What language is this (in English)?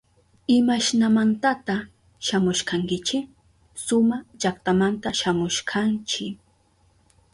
Southern Pastaza Quechua